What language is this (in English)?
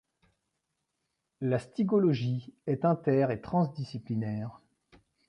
French